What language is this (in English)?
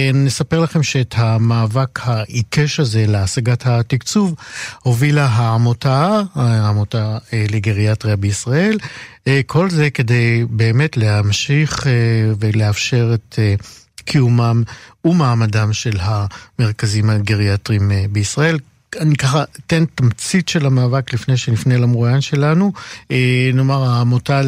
Hebrew